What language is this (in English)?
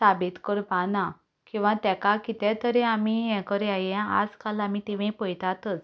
Konkani